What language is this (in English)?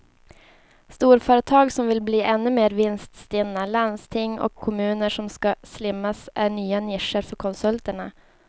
Swedish